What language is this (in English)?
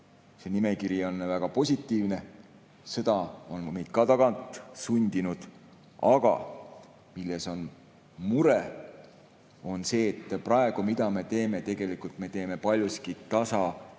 Estonian